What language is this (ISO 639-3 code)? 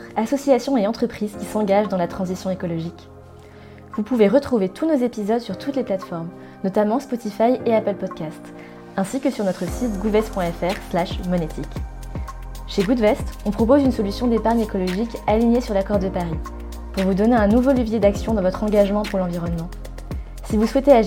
fra